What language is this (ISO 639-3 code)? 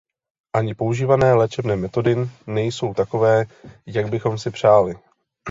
ces